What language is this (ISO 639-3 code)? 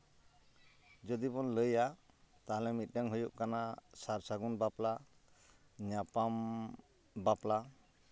sat